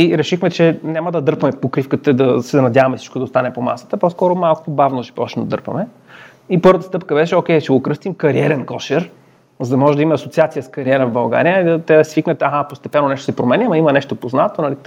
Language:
Bulgarian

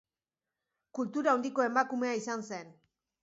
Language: Basque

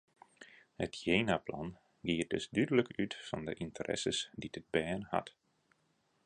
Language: Western Frisian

